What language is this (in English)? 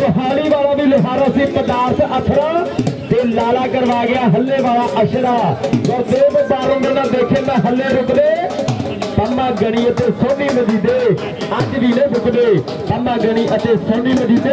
Punjabi